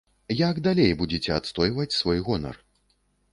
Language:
Belarusian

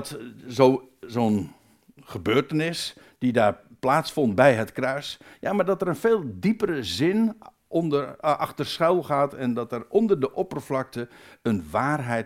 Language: Dutch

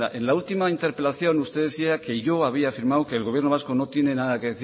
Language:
Spanish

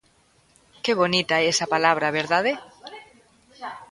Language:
Galician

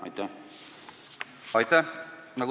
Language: Estonian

